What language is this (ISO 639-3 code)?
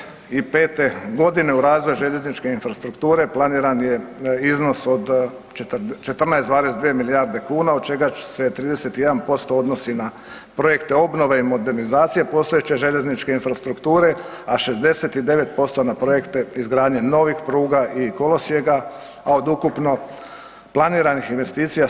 hrv